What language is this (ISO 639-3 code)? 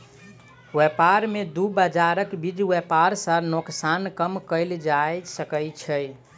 mai